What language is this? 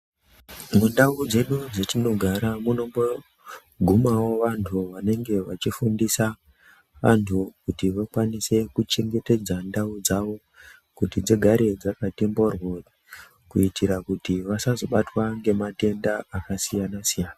Ndau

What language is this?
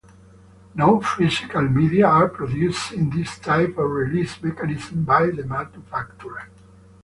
English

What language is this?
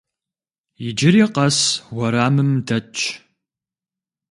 Kabardian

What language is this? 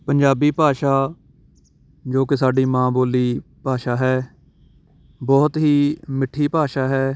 Punjabi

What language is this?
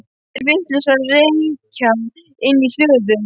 Icelandic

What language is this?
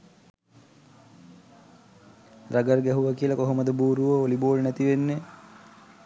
Sinhala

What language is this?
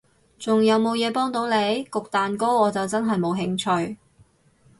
Cantonese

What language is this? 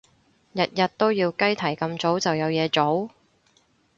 Cantonese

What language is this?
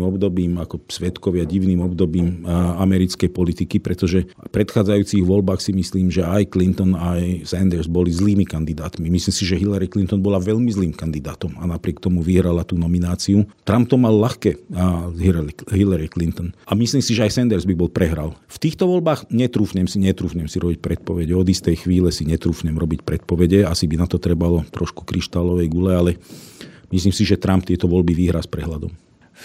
Slovak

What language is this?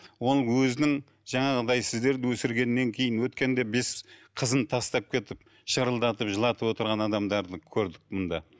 Kazakh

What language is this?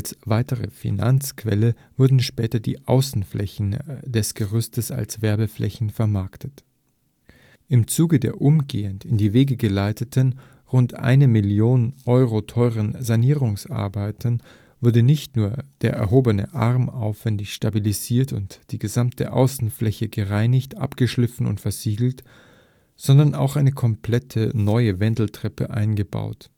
German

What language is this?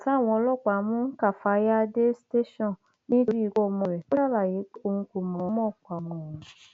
Yoruba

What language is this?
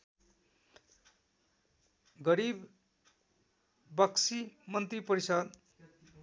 Nepali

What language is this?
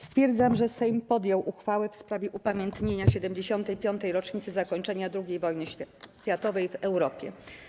Polish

